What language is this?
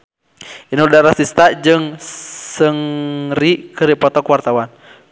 Sundanese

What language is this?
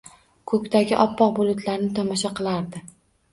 Uzbek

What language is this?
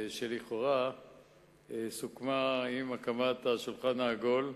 Hebrew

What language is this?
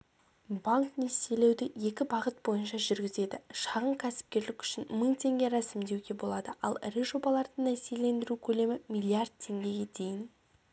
Kazakh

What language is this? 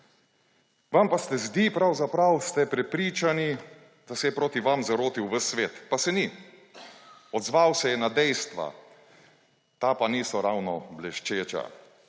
Slovenian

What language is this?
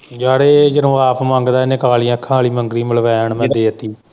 Punjabi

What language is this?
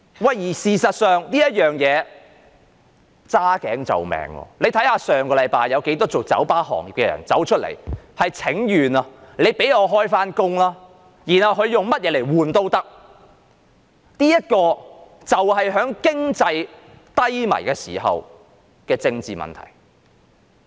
Cantonese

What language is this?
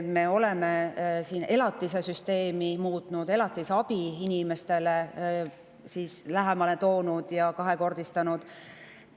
Estonian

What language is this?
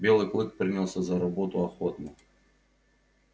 Russian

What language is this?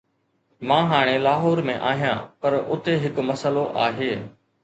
Sindhi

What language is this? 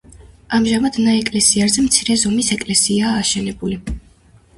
Georgian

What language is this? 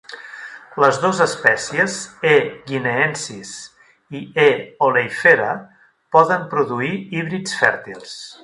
Catalan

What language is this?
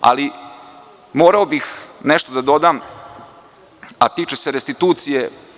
Serbian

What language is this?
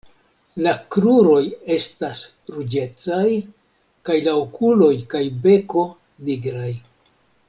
Esperanto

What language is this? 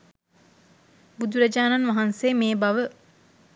Sinhala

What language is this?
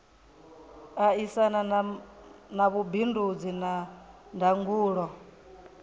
Venda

